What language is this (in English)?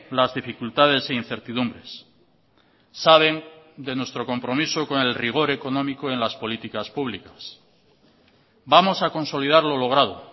Spanish